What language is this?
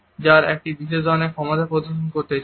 Bangla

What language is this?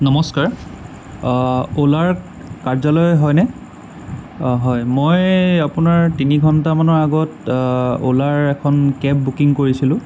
Assamese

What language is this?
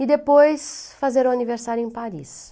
Portuguese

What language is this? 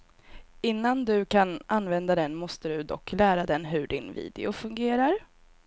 Swedish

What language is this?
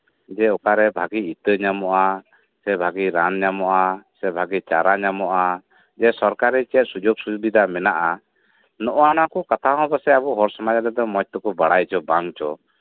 Santali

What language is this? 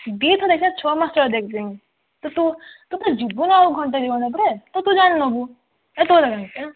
Odia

